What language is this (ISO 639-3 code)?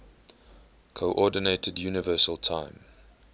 eng